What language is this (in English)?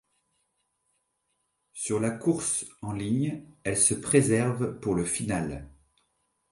French